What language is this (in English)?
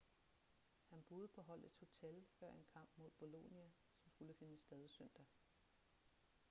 Danish